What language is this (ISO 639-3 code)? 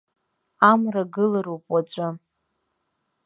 abk